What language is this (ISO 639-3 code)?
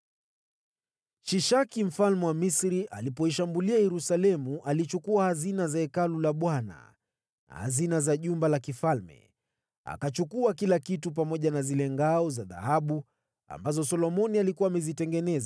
swa